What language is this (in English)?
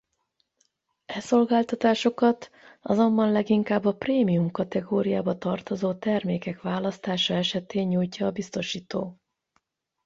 Hungarian